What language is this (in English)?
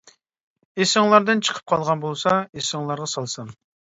Uyghur